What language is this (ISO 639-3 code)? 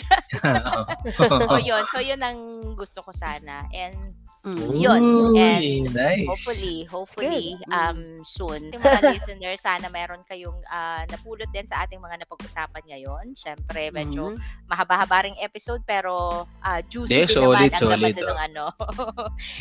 fil